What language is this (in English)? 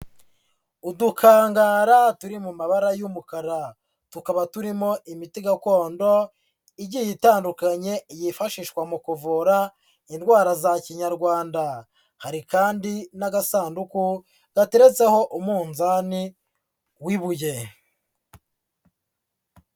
Kinyarwanda